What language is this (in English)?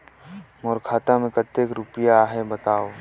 Chhattisgarhi